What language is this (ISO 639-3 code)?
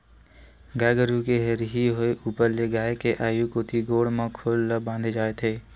hne